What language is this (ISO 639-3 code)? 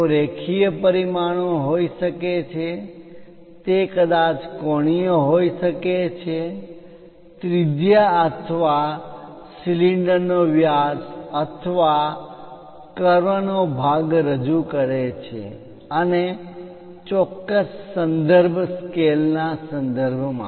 guj